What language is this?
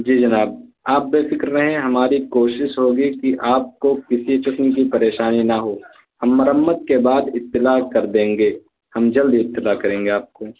Urdu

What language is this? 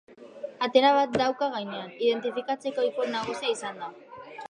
Basque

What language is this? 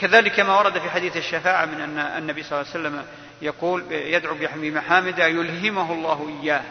Arabic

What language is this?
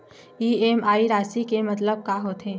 Chhattisgarhi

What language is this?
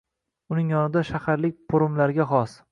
Uzbek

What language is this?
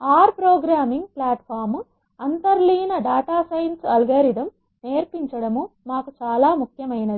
Telugu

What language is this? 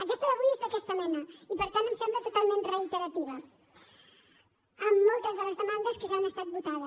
Catalan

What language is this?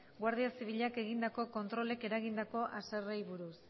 Basque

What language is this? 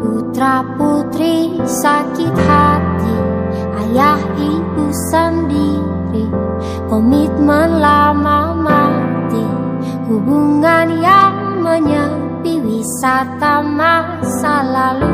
Indonesian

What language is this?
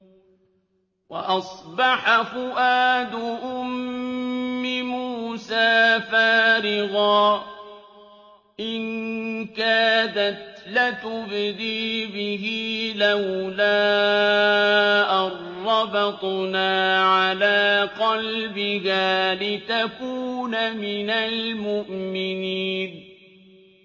Arabic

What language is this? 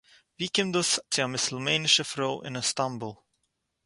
Yiddish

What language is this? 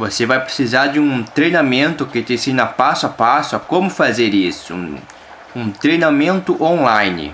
Portuguese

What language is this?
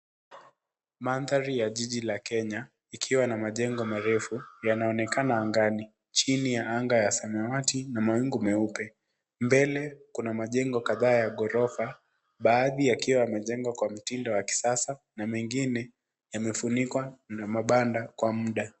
Swahili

